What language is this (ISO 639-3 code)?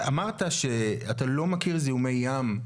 heb